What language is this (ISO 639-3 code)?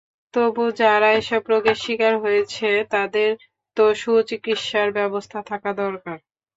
ben